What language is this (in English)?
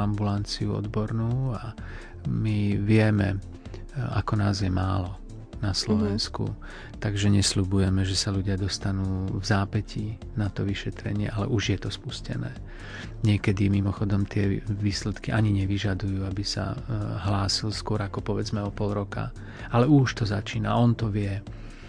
Slovak